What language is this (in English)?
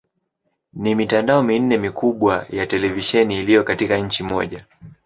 Swahili